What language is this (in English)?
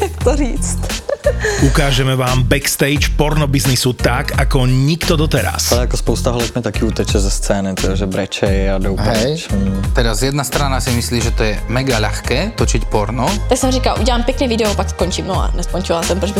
Slovak